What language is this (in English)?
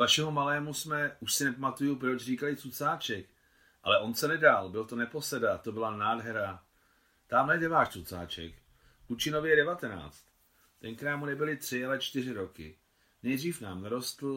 Czech